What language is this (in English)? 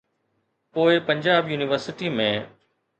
Sindhi